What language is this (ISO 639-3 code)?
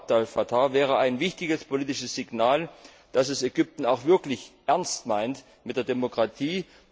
deu